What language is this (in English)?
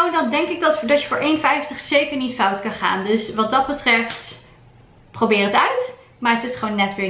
Dutch